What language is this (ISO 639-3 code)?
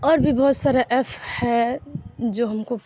urd